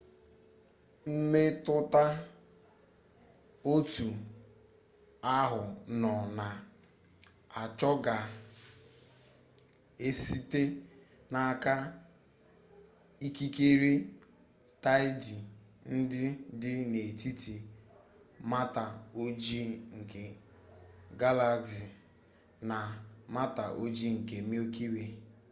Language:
Igbo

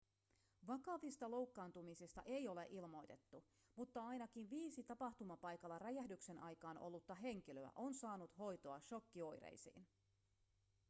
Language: Finnish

